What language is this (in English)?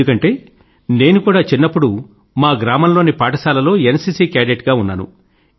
Telugu